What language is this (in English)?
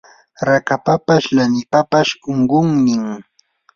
Yanahuanca Pasco Quechua